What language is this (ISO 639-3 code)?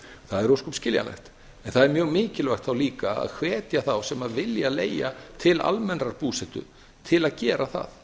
isl